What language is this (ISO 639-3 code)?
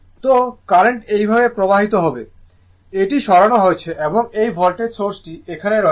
ben